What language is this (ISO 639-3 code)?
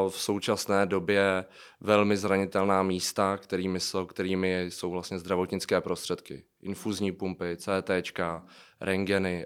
ces